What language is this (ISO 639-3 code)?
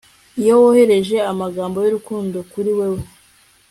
kin